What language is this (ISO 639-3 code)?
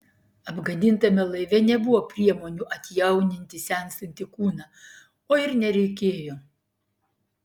lit